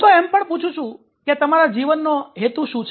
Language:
Gujarati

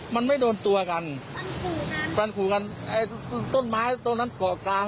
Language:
Thai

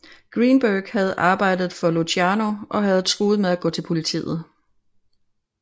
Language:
Danish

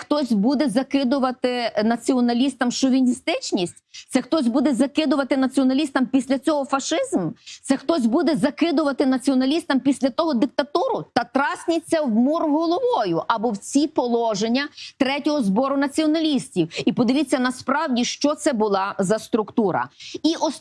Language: Ukrainian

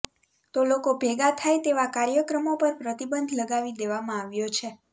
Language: Gujarati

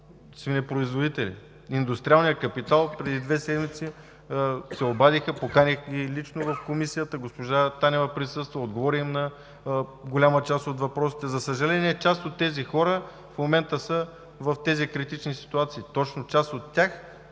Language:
Bulgarian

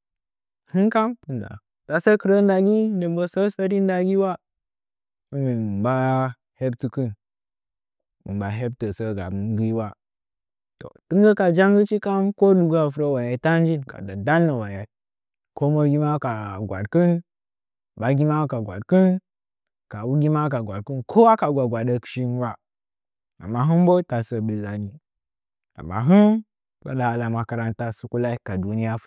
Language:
Nzanyi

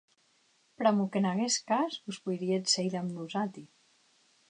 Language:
Occitan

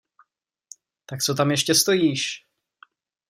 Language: Czech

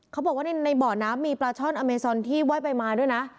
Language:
Thai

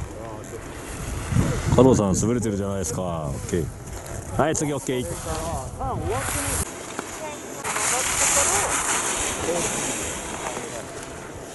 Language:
Japanese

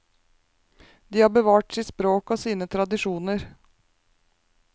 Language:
Norwegian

